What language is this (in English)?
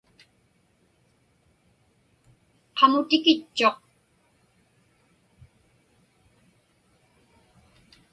Inupiaq